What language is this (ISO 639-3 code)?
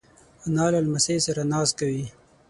pus